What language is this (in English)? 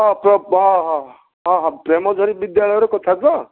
Odia